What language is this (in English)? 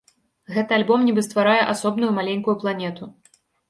Belarusian